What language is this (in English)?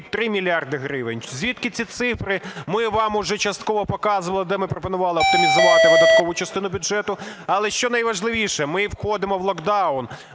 Ukrainian